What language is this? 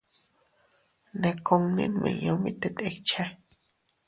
Teutila Cuicatec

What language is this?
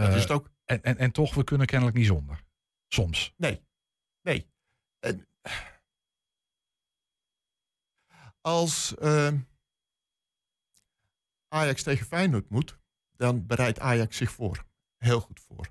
Dutch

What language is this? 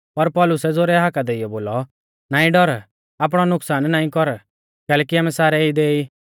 Mahasu Pahari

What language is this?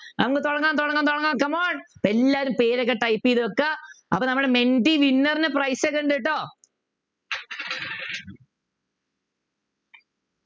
Malayalam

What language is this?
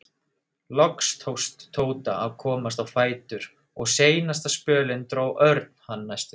Icelandic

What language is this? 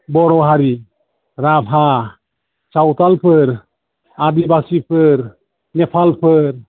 Bodo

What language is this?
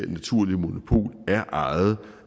Danish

